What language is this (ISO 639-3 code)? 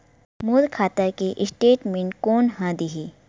hne